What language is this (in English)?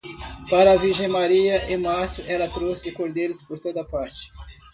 Portuguese